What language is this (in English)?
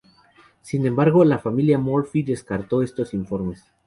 Spanish